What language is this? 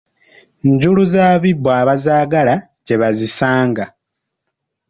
Ganda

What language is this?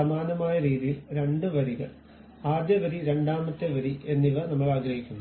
Malayalam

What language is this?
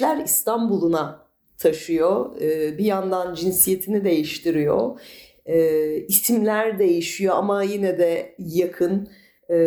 Turkish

